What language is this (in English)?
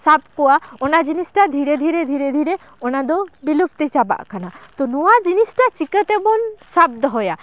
Santali